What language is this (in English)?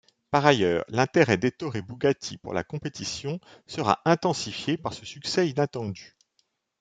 French